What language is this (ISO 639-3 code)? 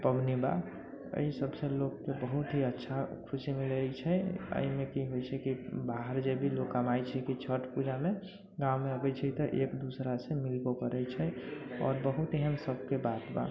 mai